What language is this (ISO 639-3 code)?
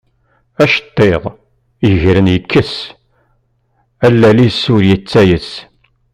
kab